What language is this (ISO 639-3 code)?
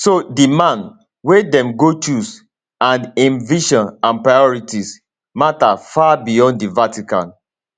pcm